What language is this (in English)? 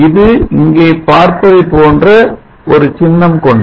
Tamil